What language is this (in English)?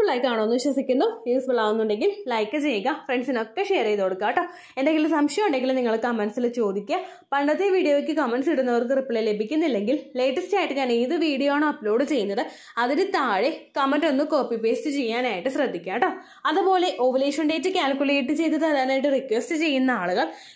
Malayalam